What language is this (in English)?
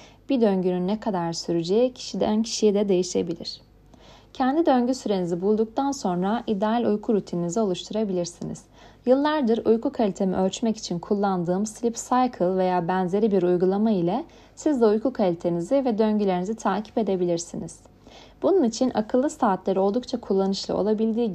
Turkish